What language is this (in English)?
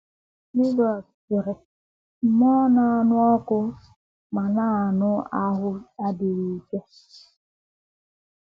Igbo